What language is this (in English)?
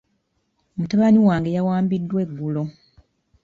Ganda